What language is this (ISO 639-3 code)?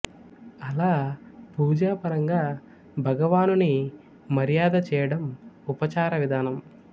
tel